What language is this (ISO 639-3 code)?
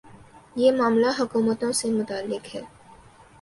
urd